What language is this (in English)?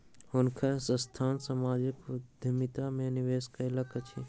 Maithili